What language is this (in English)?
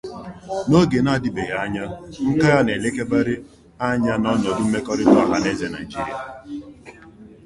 Igbo